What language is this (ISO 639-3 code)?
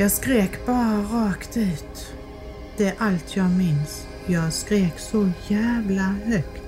swe